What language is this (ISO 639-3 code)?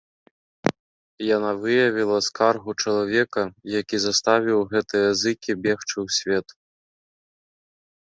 bel